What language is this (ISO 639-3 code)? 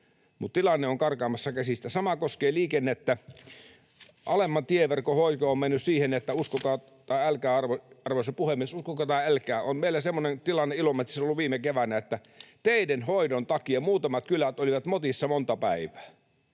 fin